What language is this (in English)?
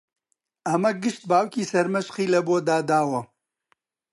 Central Kurdish